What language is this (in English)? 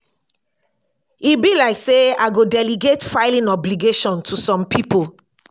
Nigerian Pidgin